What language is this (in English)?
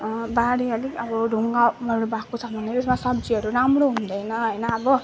Nepali